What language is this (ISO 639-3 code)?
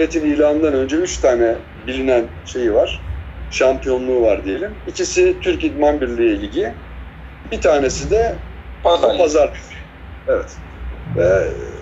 tur